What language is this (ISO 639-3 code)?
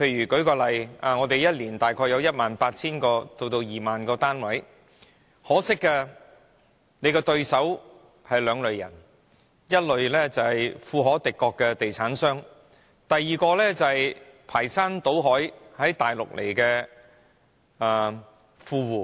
yue